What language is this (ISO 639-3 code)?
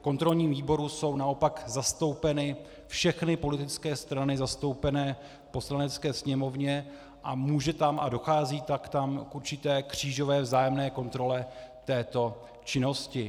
ces